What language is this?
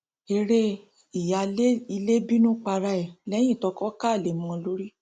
Yoruba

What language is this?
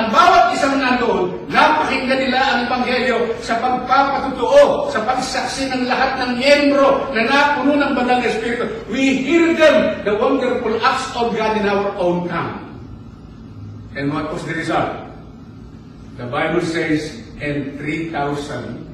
Filipino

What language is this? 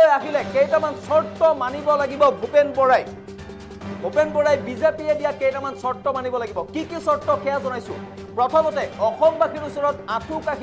Indonesian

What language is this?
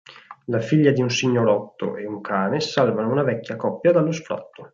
Italian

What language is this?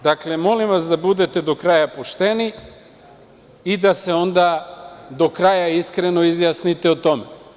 Serbian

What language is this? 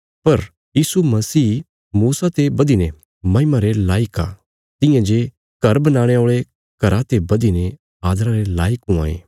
Bilaspuri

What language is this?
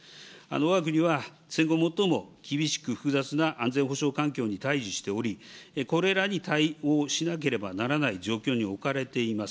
Japanese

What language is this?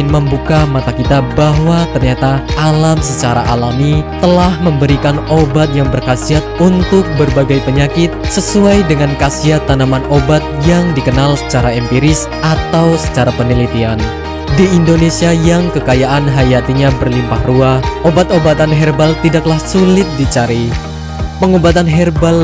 Indonesian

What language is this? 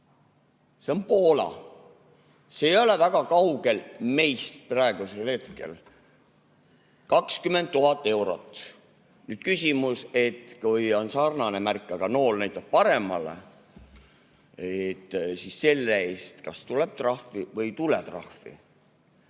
Estonian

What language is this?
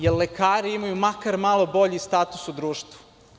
Serbian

